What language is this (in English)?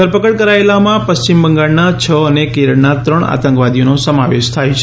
Gujarati